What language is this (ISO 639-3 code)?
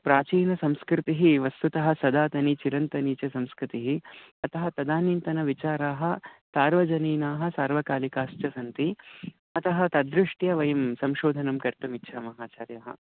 san